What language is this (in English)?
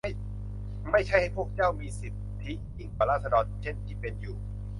Thai